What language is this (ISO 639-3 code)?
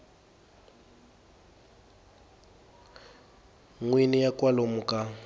tso